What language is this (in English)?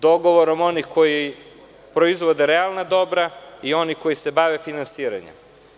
Serbian